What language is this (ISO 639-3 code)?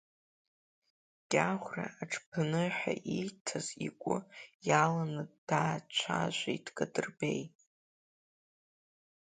abk